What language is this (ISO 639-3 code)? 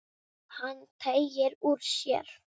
isl